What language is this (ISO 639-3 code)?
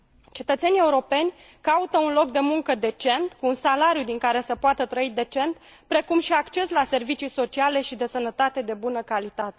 ron